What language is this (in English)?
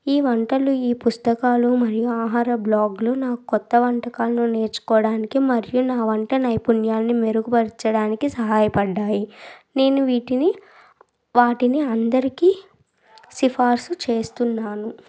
Telugu